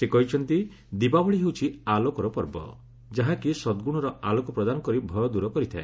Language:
Odia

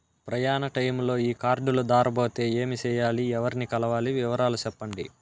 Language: Telugu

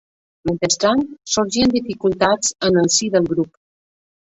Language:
Catalan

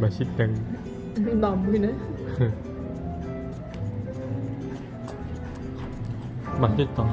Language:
Korean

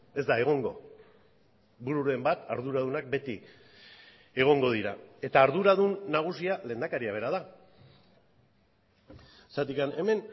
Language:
Basque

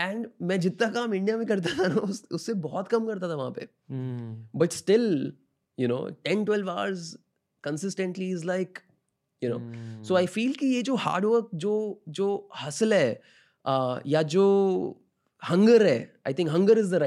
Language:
Hindi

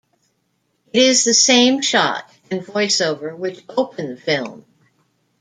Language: English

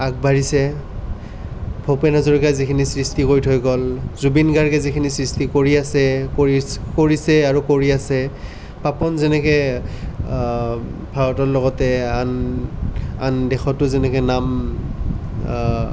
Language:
Assamese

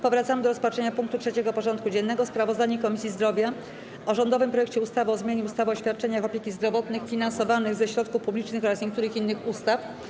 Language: Polish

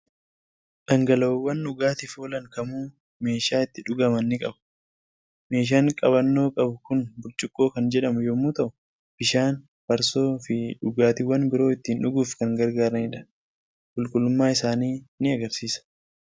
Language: Oromo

